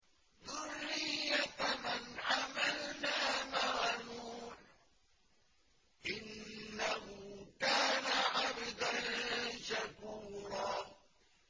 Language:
Arabic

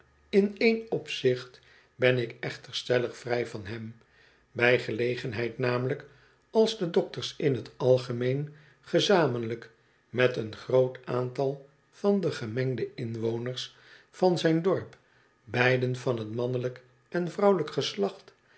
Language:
Dutch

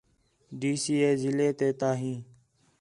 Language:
Khetrani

